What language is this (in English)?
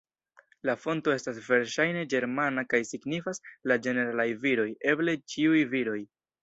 Esperanto